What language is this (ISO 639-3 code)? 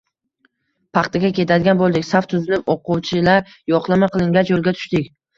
uzb